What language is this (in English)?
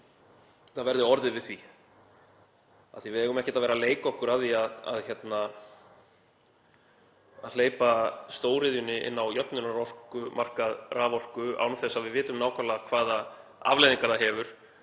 Icelandic